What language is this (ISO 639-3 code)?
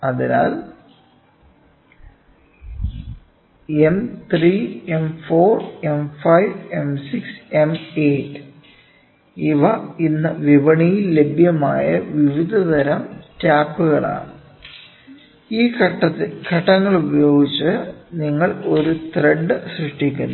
mal